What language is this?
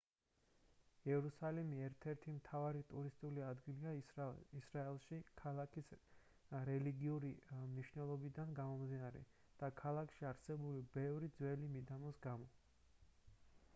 Georgian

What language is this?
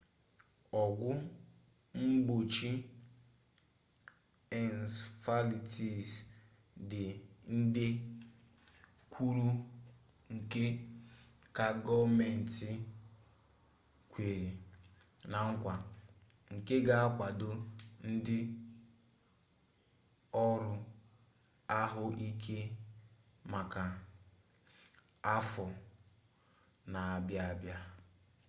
Igbo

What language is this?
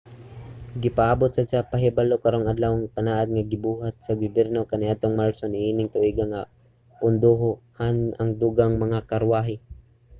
Cebuano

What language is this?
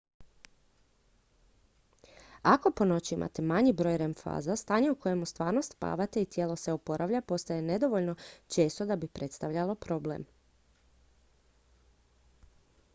Croatian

